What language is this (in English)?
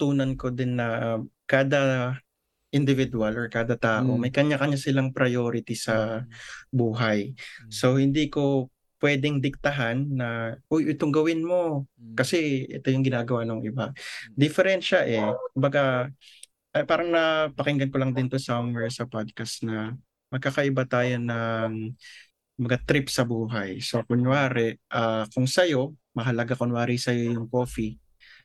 Filipino